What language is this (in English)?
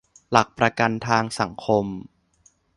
Thai